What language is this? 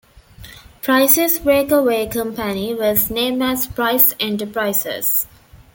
English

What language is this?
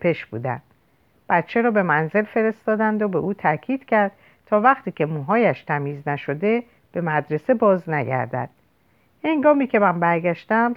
Persian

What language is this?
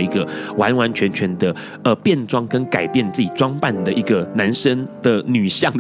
Chinese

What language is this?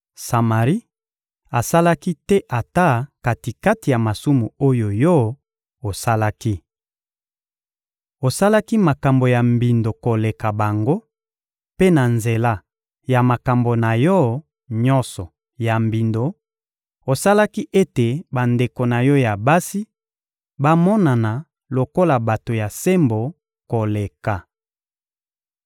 Lingala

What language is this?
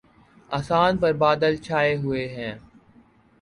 Urdu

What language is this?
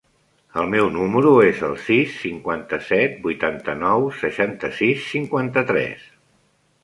Catalan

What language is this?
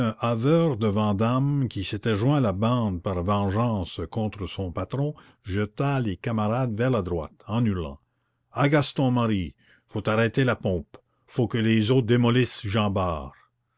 French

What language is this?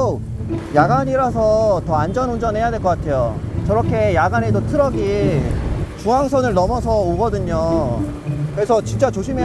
Korean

